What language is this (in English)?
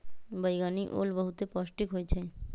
Magahi